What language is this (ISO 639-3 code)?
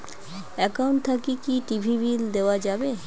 ben